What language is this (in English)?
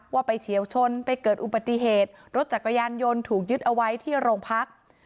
Thai